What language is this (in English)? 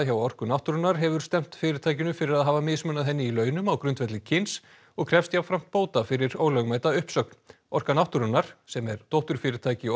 Icelandic